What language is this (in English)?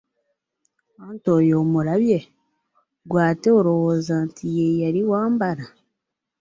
Ganda